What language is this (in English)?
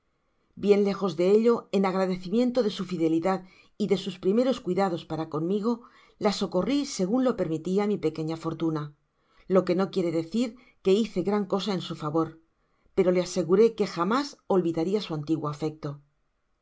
Spanish